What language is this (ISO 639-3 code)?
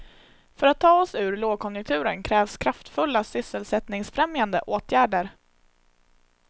swe